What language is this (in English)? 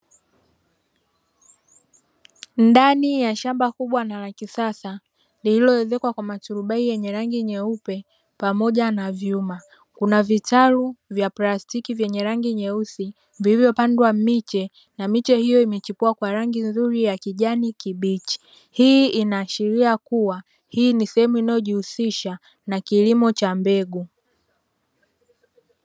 Swahili